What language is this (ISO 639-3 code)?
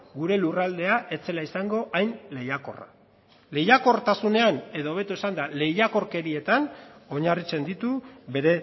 eus